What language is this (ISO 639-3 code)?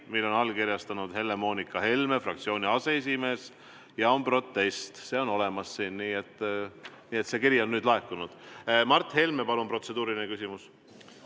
est